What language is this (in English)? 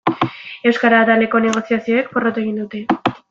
Basque